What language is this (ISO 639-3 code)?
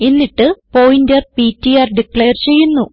mal